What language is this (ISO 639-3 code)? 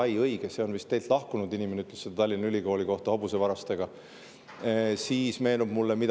est